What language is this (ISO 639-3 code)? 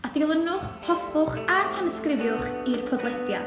cym